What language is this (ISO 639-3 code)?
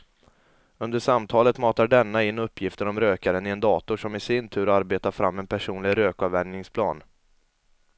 swe